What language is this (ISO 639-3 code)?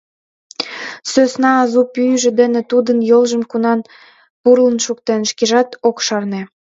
chm